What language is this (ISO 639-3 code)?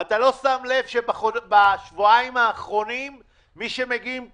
heb